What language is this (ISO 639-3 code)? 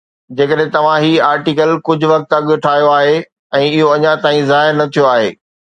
snd